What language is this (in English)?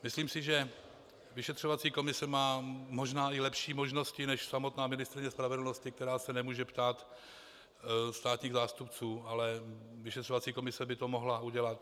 Czech